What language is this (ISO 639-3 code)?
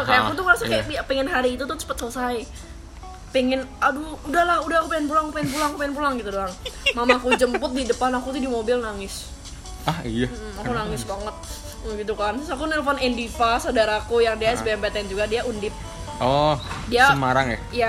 ind